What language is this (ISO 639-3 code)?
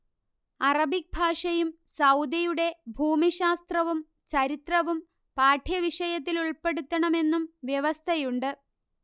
mal